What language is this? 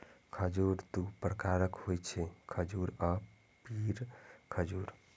Maithili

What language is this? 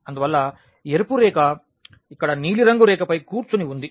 Telugu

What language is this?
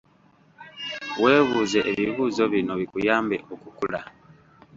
Ganda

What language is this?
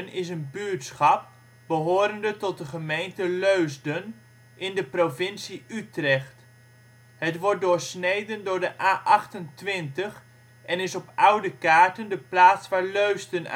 Dutch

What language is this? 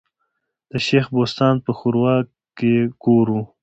Pashto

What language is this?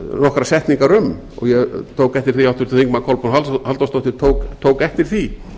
Icelandic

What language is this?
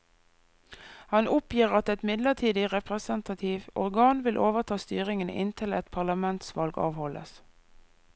Norwegian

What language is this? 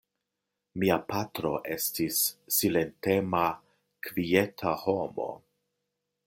Esperanto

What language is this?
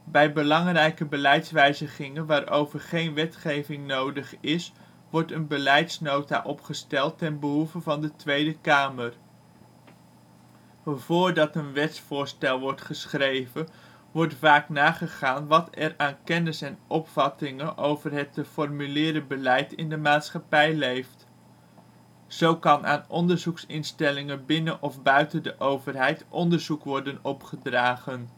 Dutch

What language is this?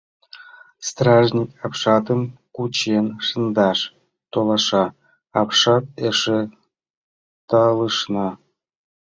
Mari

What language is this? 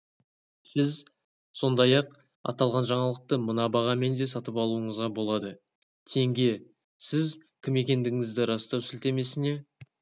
Kazakh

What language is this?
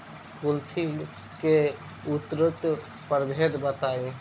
Bhojpuri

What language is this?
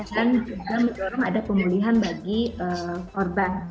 Indonesian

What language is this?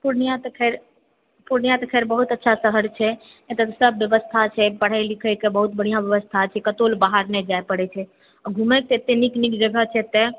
Maithili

